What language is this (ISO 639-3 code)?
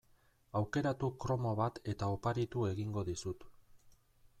eus